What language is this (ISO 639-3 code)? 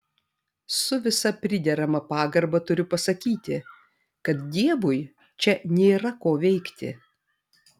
lit